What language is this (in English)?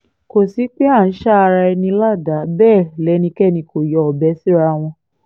Yoruba